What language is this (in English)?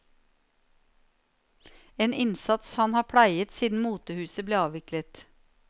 Norwegian